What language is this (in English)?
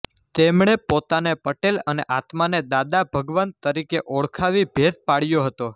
Gujarati